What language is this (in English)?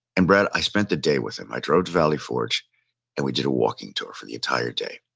English